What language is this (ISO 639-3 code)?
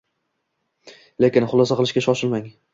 uzb